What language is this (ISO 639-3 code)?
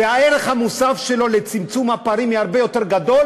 heb